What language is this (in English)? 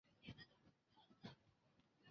Chinese